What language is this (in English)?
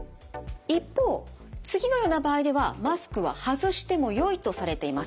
Japanese